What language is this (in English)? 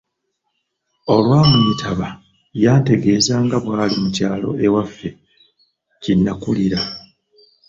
Ganda